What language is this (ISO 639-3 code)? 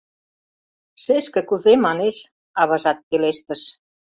chm